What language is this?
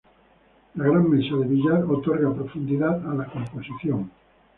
Spanish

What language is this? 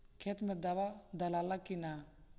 Bhojpuri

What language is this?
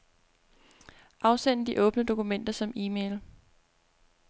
Danish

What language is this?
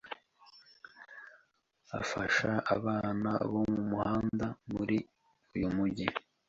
Kinyarwanda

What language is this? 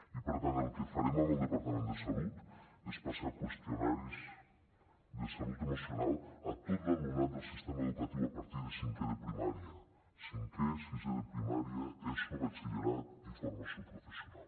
Catalan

